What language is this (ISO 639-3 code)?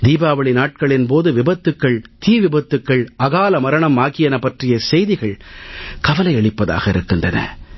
tam